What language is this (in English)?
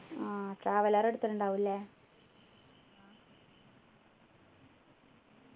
Malayalam